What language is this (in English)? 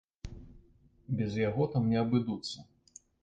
Belarusian